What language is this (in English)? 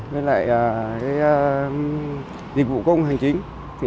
Vietnamese